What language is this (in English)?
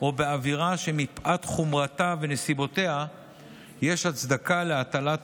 Hebrew